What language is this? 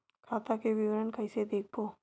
Chhattisgarhi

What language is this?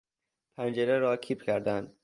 Persian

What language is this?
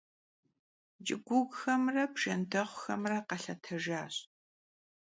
Kabardian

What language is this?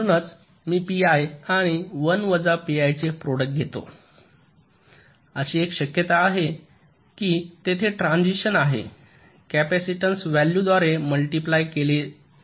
Marathi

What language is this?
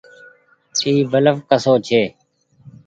Goaria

